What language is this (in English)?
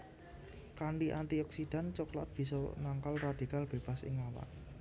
Javanese